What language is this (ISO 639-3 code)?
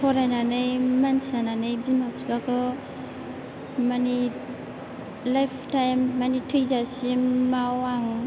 brx